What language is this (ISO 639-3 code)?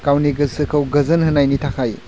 brx